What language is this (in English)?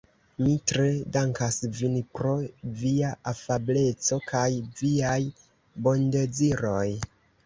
Esperanto